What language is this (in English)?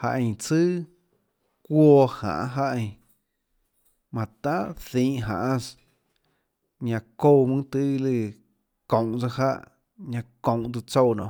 Tlacoatzintepec Chinantec